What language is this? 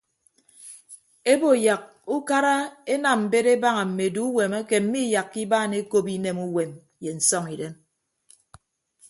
Ibibio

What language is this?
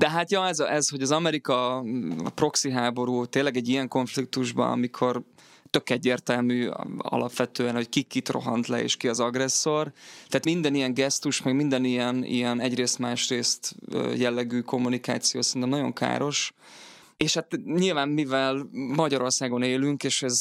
Hungarian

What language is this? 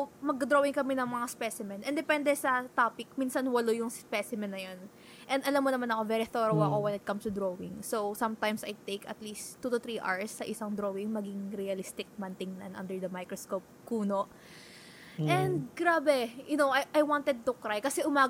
Filipino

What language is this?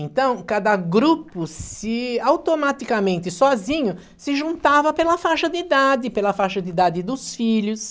Portuguese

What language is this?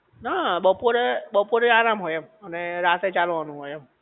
Gujarati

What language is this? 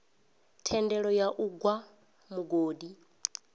Venda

